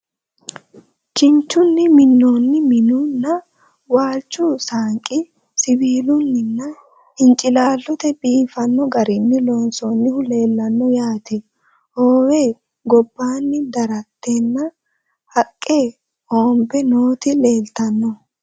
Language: Sidamo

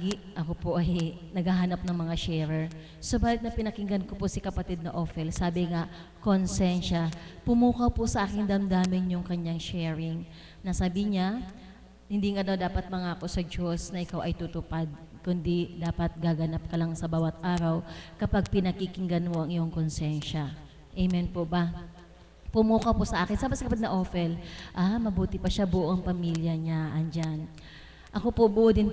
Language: Filipino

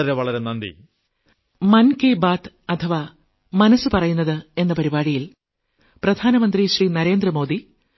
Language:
Malayalam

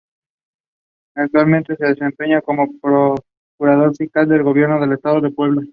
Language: Spanish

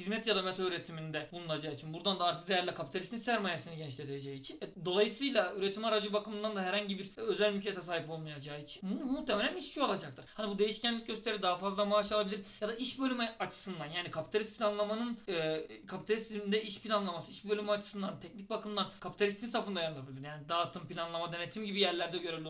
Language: Turkish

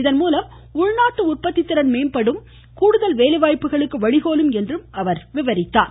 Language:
Tamil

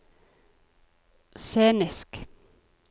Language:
Norwegian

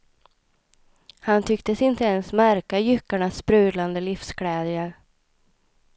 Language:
Swedish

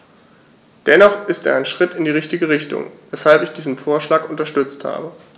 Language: German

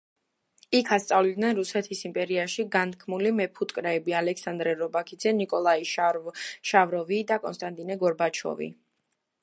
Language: Georgian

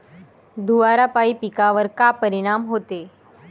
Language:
Marathi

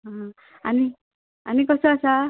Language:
Konkani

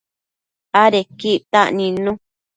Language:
Matsés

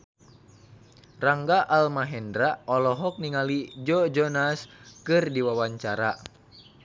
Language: Sundanese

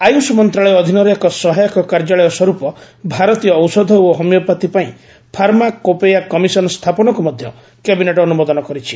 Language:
Odia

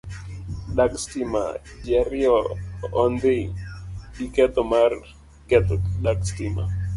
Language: Luo (Kenya and Tanzania)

